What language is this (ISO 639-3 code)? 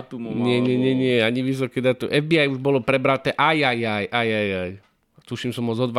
slk